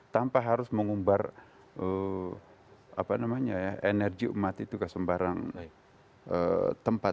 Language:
Indonesian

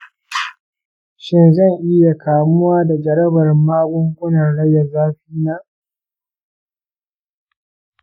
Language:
Hausa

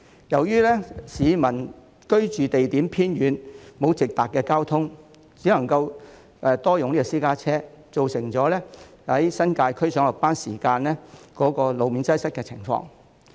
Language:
Cantonese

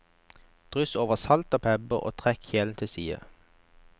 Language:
Norwegian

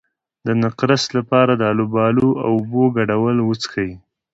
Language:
Pashto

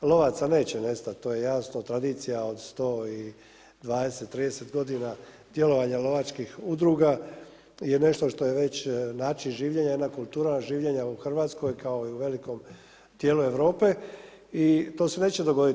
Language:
Croatian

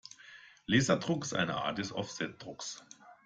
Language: German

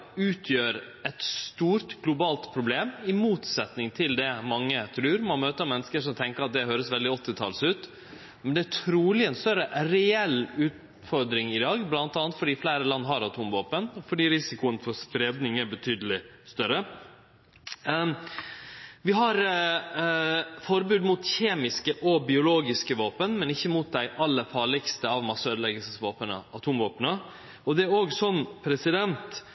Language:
Norwegian Nynorsk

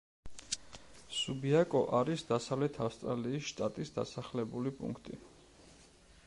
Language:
Georgian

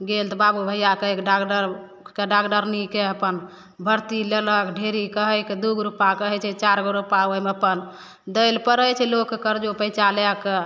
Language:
Maithili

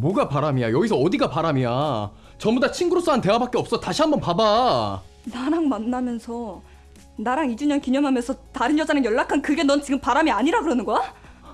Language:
Korean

